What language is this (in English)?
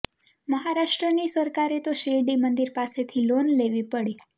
Gujarati